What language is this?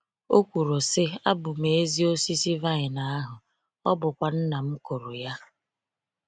Igbo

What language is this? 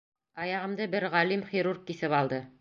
Bashkir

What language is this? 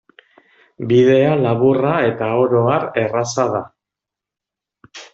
Basque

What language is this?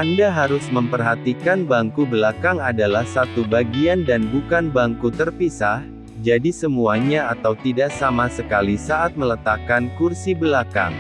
Indonesian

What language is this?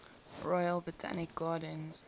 English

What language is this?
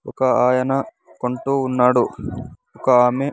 Telugu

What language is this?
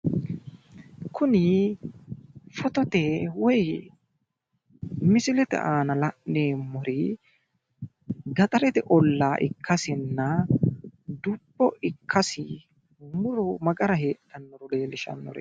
Sidamo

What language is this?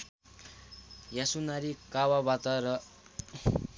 Nepali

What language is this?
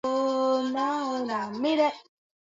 Swahili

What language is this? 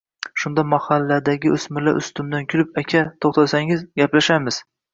Uzbek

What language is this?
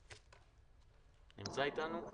Hebrew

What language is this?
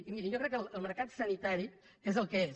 Catalan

